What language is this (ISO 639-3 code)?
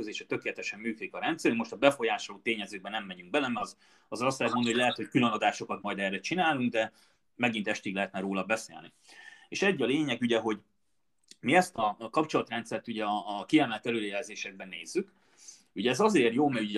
hun